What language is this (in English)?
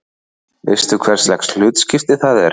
Icelandic